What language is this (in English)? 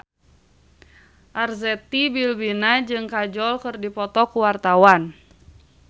Sundanese